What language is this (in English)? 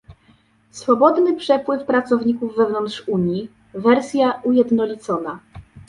Polish